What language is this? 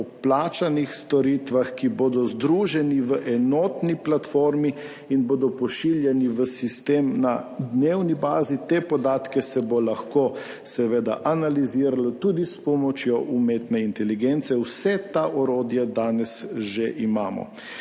Slovenian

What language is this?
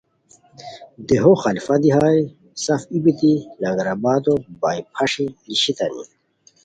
Khowar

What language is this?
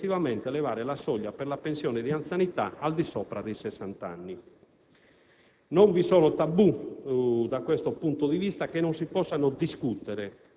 Italian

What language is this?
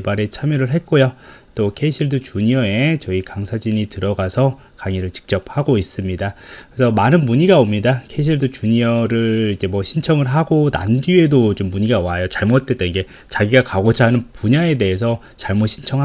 Korean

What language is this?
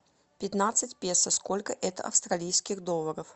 Russian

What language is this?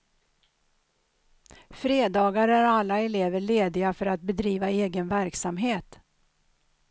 Swedish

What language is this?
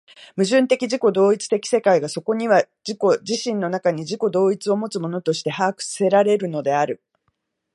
Japanese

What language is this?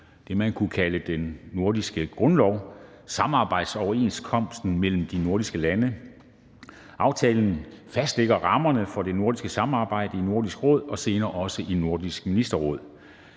Danish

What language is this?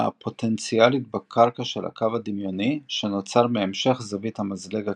Hebrew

